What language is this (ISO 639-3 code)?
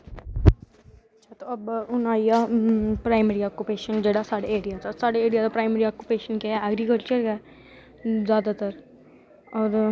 doi